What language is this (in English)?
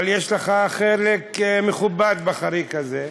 Hebrew